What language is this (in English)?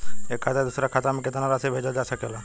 Bhojpuri